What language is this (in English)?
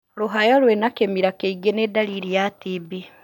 Kikuyu